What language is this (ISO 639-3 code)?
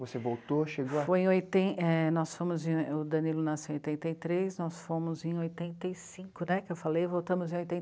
por